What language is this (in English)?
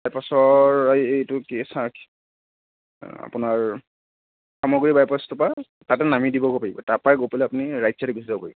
Assamese